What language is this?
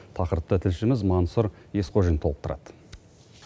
Kazakh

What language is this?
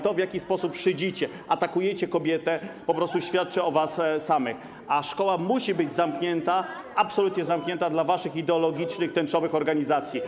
Polish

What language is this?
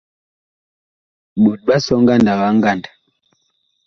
Bakoko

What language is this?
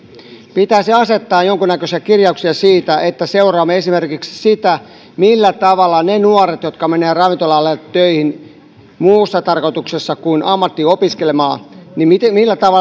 Finnish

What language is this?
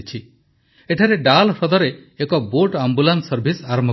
Odia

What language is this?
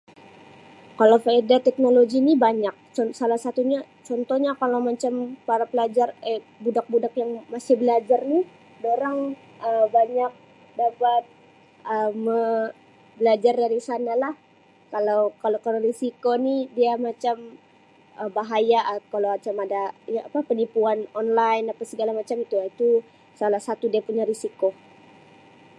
Sabah Malay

